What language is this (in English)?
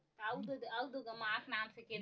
Chhattisgarhi